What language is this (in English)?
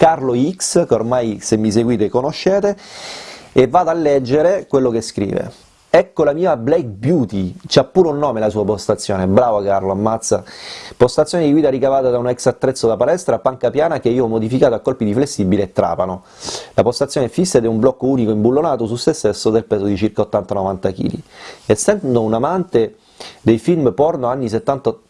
Italian